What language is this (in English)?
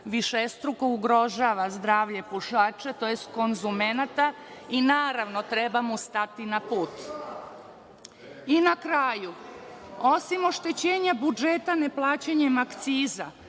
Serbian